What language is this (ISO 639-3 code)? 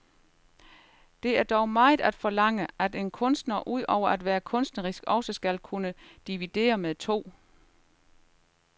dan